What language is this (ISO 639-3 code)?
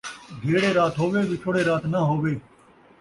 skr